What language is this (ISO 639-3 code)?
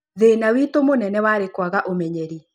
kik